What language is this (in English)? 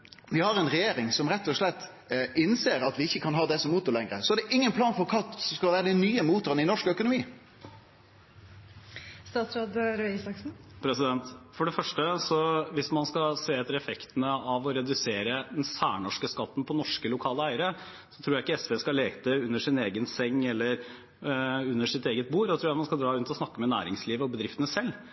Norwegian